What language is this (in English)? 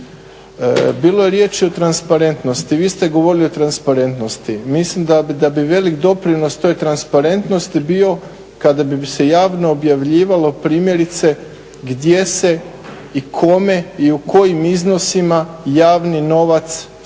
Croatian